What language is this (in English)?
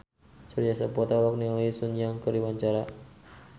Sundanese